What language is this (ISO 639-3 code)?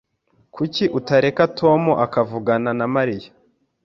kin